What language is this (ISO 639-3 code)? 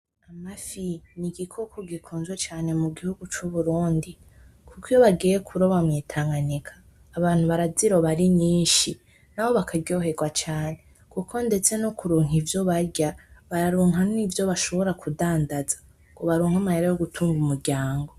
run